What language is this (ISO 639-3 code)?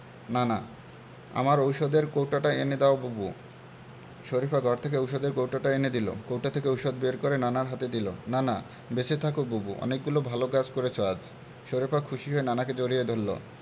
ben